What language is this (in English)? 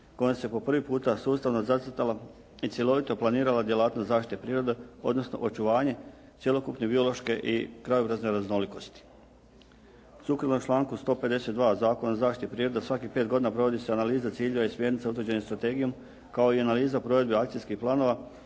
Croatian